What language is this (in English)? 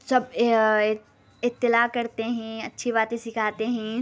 Urdu